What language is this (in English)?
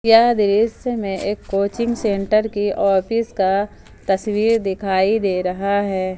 Hindi